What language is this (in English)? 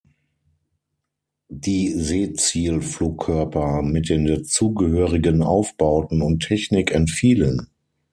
German